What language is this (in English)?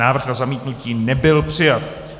Czech